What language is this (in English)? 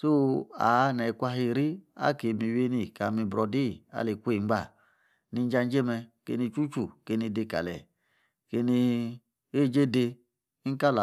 Yace